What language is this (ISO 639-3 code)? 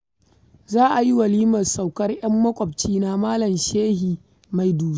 hau